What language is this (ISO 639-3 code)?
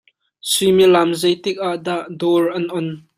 cnh